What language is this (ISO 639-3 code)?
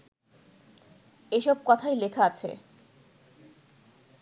ben